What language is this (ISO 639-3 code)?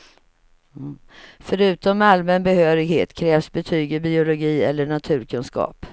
swe